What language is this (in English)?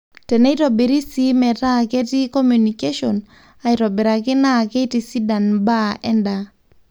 Masai